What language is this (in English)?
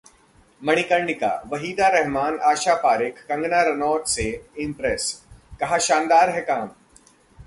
Hindi